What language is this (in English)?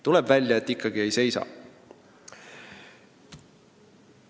Estonian